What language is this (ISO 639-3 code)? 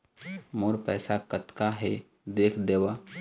hne